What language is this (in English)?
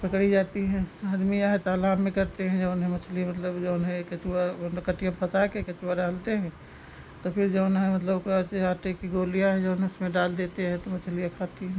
Hindi